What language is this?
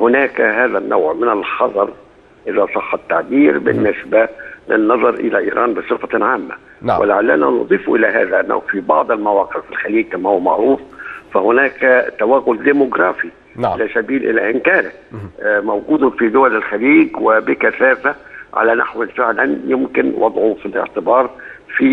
Arabic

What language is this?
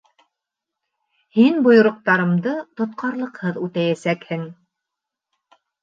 Bashkir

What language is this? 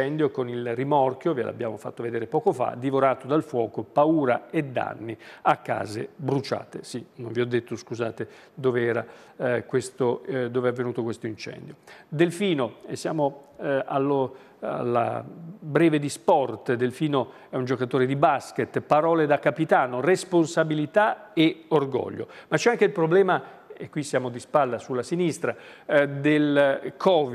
Italian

